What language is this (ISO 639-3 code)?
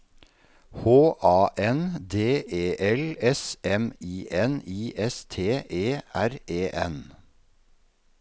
nor